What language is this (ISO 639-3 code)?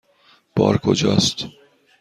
fas